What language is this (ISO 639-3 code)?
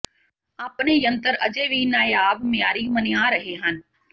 pan